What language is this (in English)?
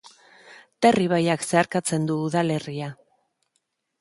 Basque